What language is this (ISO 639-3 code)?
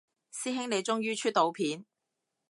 yue